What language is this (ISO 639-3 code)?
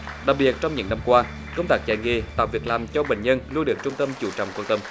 vie